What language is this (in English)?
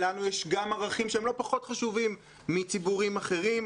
Hebrew